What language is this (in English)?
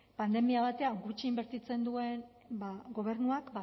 Basque